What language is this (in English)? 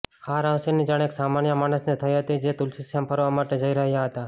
Gujarati